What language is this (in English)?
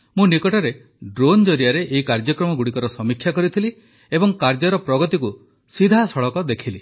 Odia